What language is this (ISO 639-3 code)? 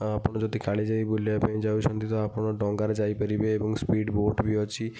ori